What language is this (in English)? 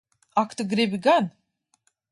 Latvian